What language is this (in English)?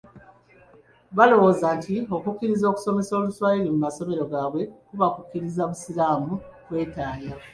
Ganda